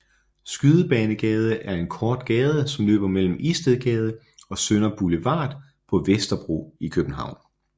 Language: Danish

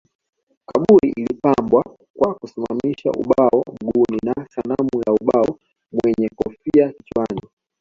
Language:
Swahili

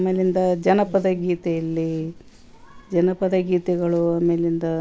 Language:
Kannada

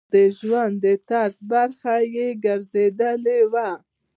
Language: Pashto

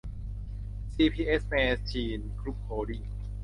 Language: Thai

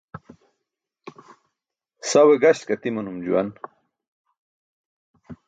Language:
Burushaski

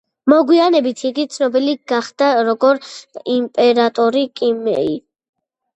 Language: Georgian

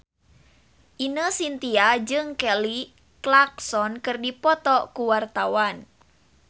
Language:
Sundanese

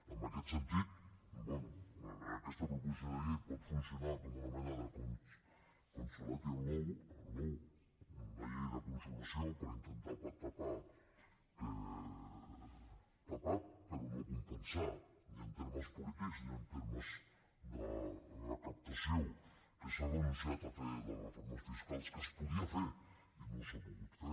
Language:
Catalan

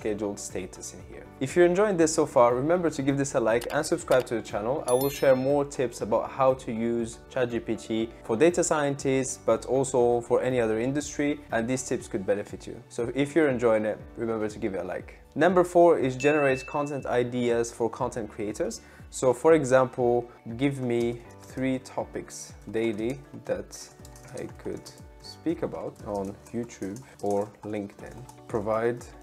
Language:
English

